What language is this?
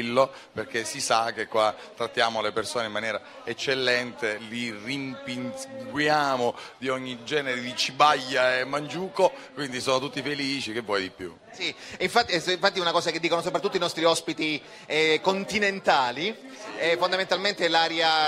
Italian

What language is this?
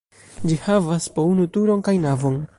Esperanto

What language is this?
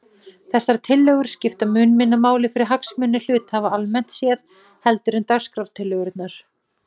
Icelandic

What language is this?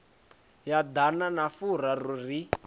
Venda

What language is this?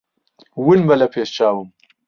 Central Kurdish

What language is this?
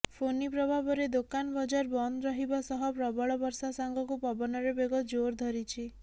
Odia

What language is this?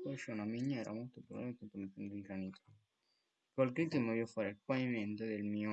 Italian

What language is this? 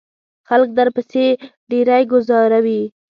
Pashto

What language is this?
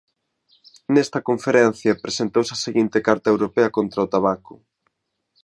Galician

